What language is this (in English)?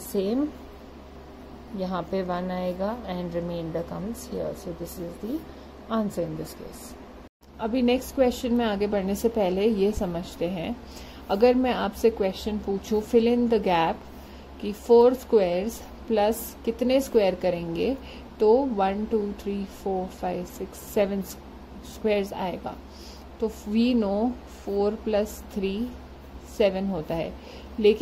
Hindi